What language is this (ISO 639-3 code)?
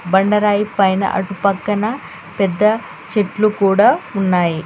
tel